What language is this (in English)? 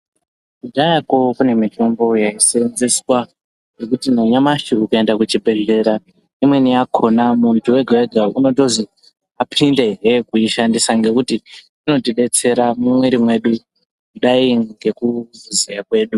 Ndau